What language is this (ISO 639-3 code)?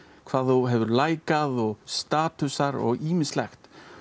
isl